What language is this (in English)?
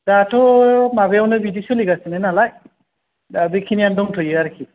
Bodo